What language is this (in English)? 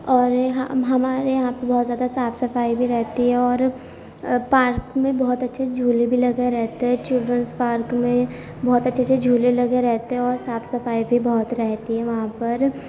Urdu